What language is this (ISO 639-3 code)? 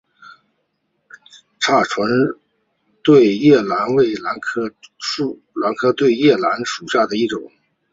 zho